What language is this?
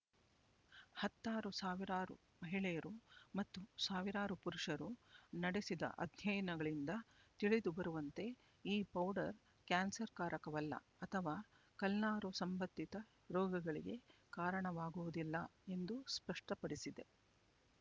Kannada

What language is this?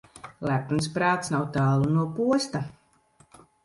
Latvian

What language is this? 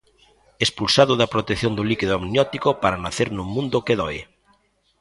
Galician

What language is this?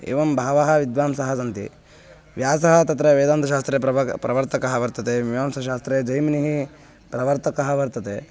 Sanskrit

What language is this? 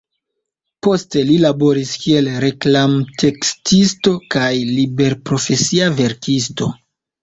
Esperanto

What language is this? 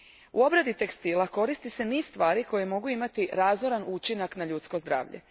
Croatian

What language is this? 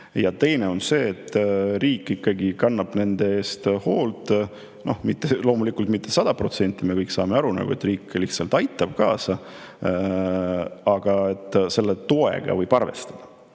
Estonian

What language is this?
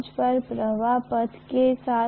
Hindi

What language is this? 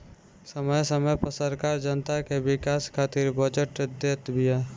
Bhojpuri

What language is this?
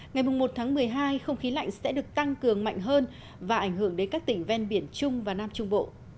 Vietnamese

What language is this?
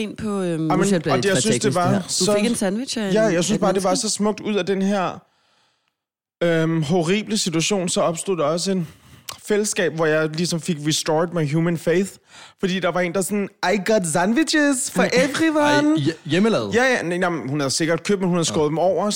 Danish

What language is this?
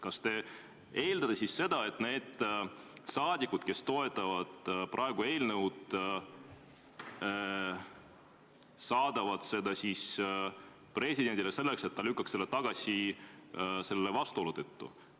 Estonian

